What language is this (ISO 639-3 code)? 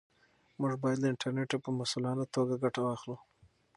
pus